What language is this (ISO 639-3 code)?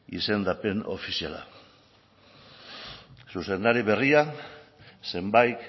eus